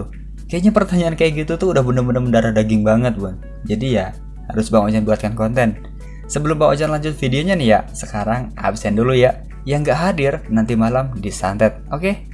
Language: Indonesian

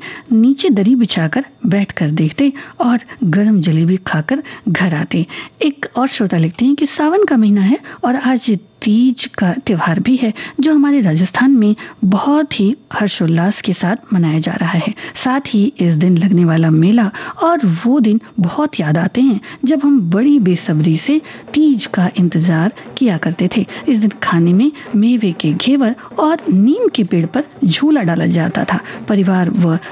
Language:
Hindi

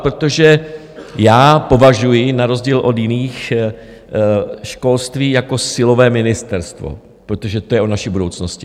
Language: Czech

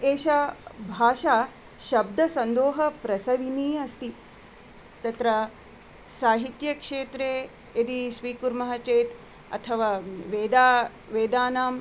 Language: Sanskrit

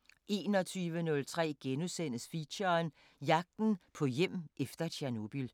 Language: Danish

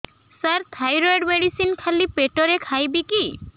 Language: Odia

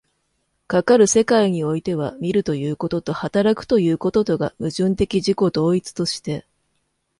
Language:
Japanese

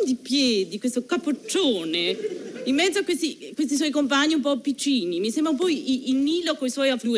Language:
Italian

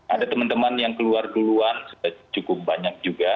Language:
Indonesian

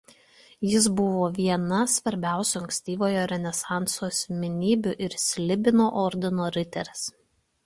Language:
Lithuanian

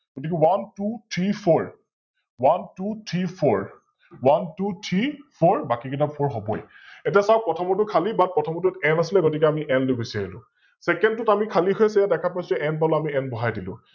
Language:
Assamese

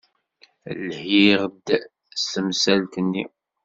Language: Kabyle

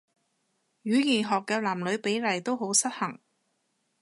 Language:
Cantonese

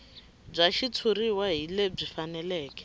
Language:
Tsonga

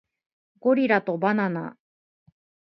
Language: Japanese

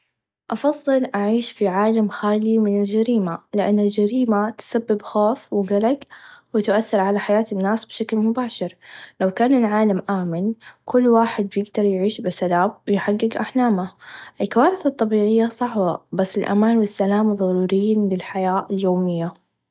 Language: Najdi Arabic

